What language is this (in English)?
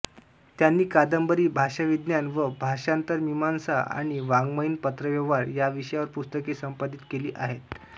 Marathi